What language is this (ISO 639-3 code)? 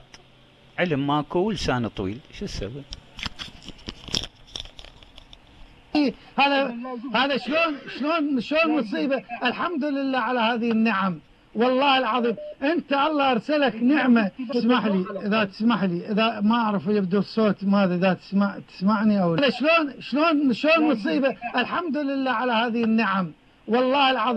ara